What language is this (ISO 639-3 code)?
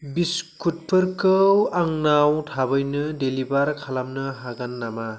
brx